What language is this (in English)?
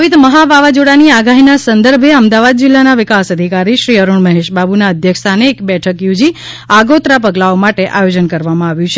Gujarati